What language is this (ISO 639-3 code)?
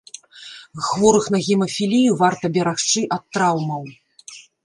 bel